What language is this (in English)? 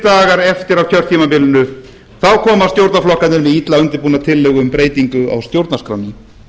Icelandic